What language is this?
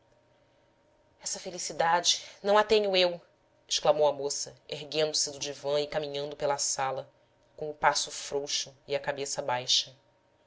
Portuguese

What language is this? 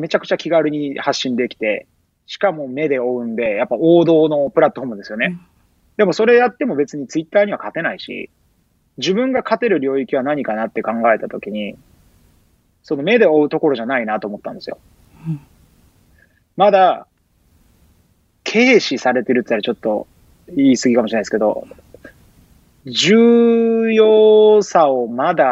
Japanese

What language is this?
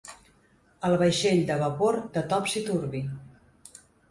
Catalan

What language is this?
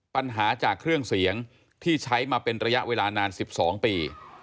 Thai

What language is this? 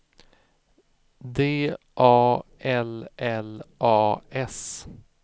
Swedish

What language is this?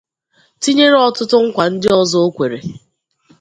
Igbo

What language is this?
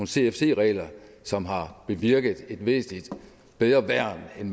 Danish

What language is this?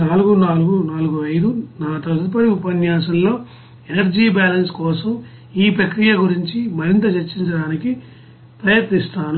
Telugu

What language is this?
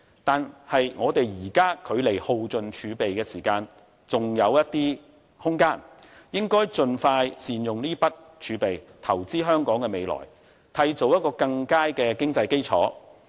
Cantonese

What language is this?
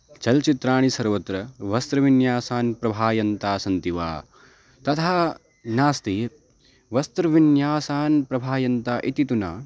Sanskrit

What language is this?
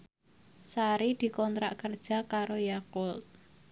Javanese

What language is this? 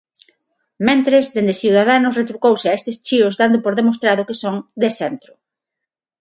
Galician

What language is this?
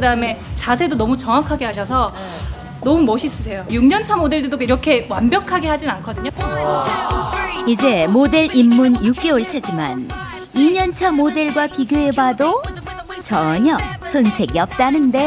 Korean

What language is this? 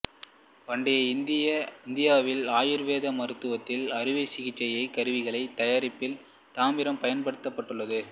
Tamil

